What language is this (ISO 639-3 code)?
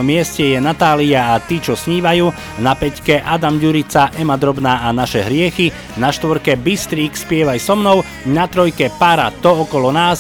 slk